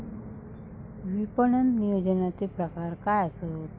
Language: Marathi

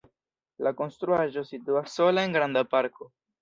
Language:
Esperanto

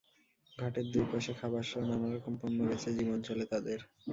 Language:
Bangla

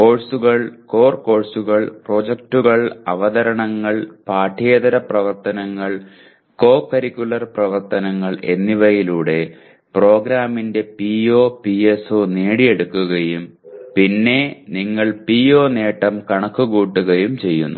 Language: Malayalam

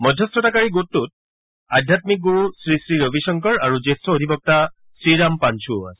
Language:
Assamese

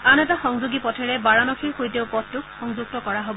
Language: Assamese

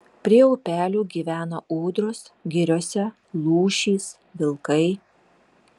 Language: Lithuanian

